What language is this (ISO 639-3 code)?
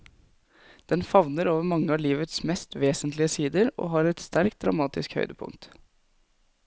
nor